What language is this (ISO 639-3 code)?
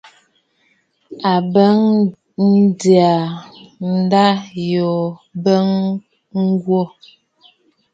bfd